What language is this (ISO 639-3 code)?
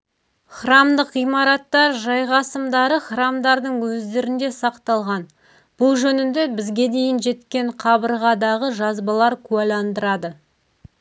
kaz